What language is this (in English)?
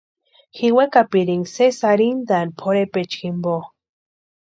Western Highland Purepecha